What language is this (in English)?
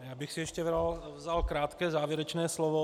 Czech